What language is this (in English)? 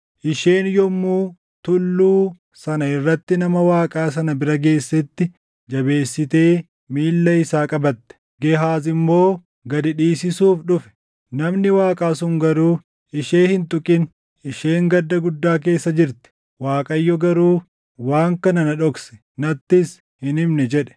Oromo